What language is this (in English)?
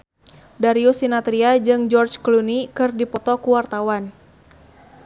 Sundanese